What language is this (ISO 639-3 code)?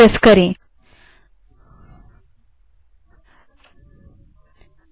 hin